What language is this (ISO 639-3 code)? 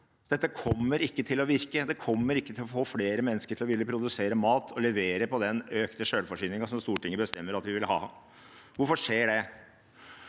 nor